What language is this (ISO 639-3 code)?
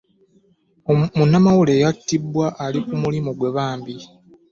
lug